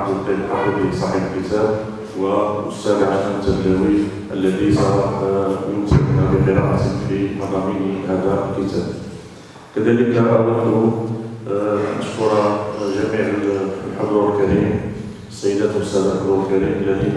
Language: Arabic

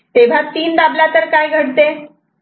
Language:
Marathi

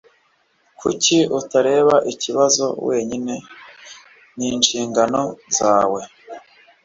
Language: Kinyarwanda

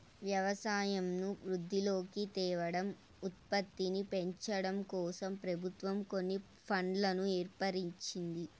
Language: Telugu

